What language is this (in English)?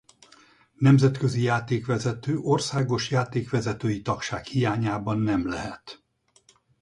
Hungarian